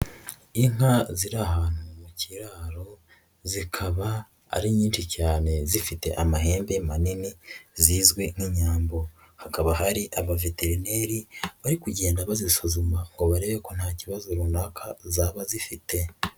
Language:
Kinyarwanda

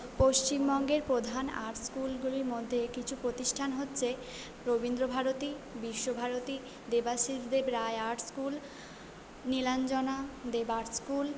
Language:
Bangla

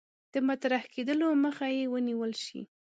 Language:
Pashto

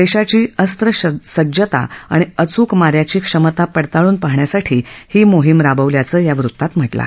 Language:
Marathi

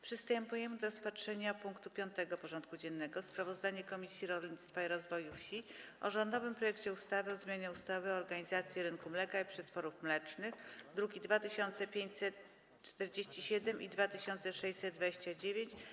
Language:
Polish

